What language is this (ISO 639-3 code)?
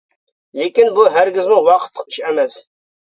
uig